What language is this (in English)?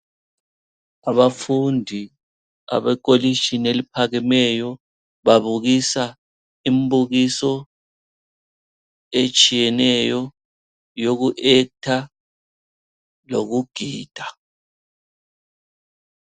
North Ndebele